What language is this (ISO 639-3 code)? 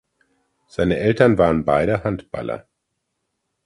deu